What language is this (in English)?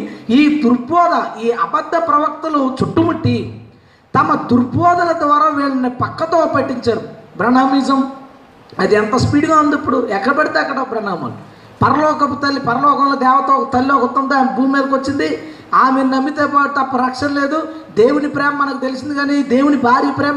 Telugu